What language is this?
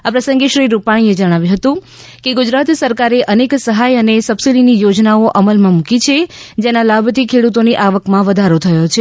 Gujarati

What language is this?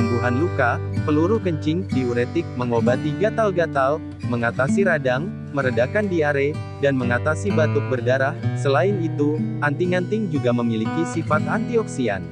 Indonesian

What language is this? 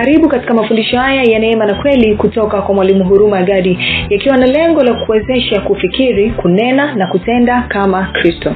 Swahili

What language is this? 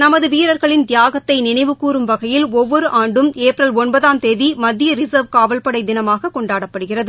Tamil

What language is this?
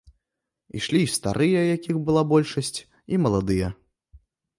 Belarusian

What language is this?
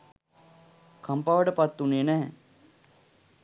Sinhala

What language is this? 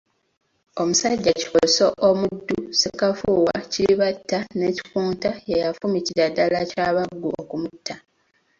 Ganda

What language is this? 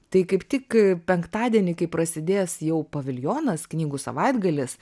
Lithuanian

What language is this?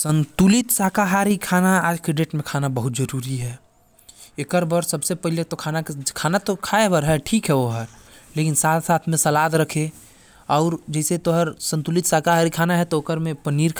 Korwa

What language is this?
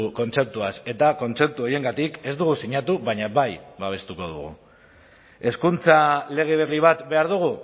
Basque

